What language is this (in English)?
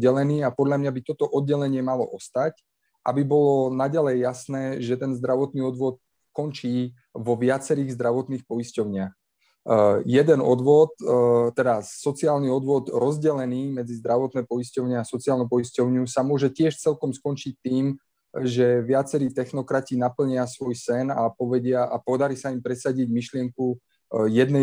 Slovak